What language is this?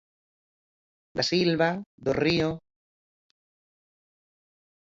Galician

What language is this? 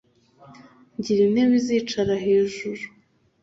Kinyarwanda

